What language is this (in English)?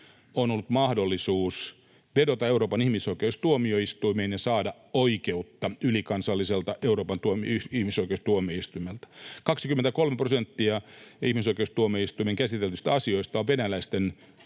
Finnish